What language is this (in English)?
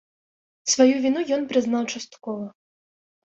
Belarusian